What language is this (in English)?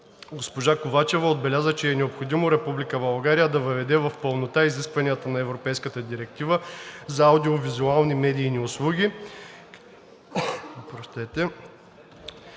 Bulgarian